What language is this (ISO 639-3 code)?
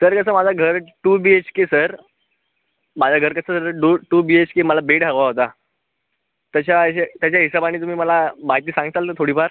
mar